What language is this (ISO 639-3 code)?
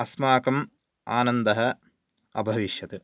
san